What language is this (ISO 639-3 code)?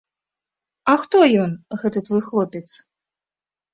bel